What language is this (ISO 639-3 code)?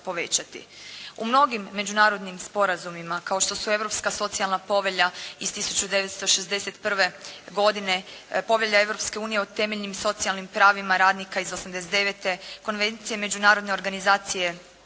hrv